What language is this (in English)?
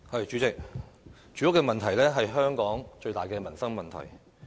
Cantonese